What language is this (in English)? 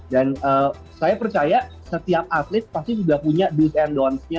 Indonesian